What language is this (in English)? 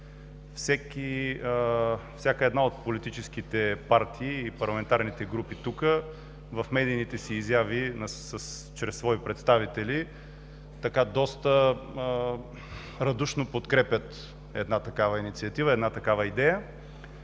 Bulgarian